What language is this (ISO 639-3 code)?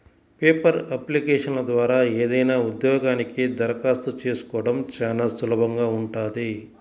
tel